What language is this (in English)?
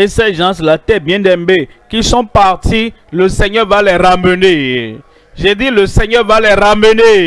French